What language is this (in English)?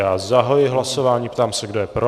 Czech